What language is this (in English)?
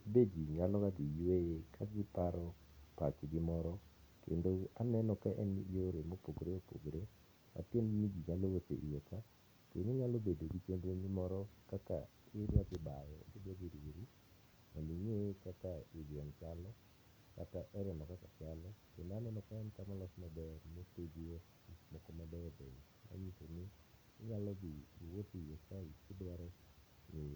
Luo (Kenya and Tanzania)